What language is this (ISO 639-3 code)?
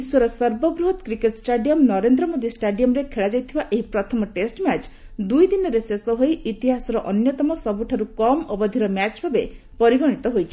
ori